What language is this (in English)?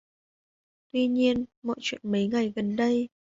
Vietnamese